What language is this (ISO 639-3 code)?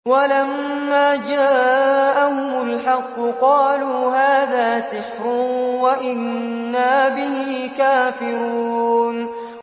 ara